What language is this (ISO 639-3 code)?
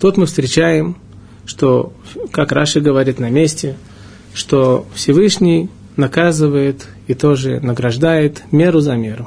rus